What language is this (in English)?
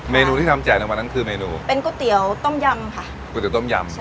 Thai